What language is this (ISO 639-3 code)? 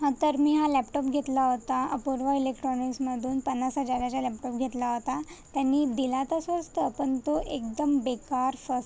mar